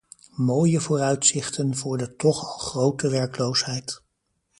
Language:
Dutch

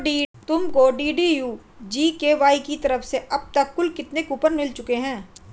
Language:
Hindi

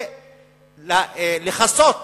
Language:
Hebrew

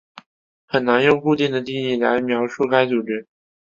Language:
Chinese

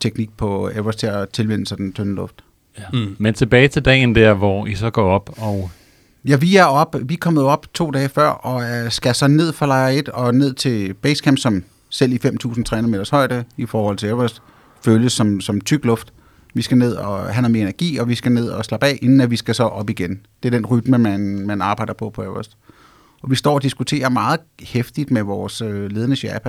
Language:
Danish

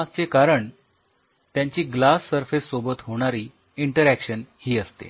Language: Marathi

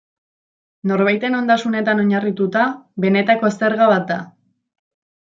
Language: Basque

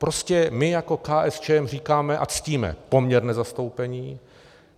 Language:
Czech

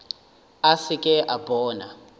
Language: Northern Sotho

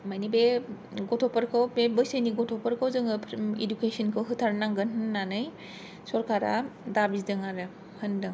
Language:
Bodo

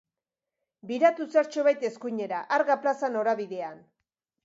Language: Basque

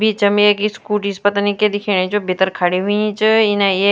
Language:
Garhwali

